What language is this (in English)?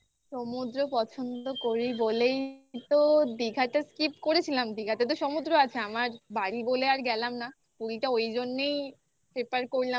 Bangla